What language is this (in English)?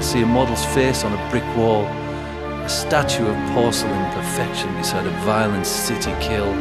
English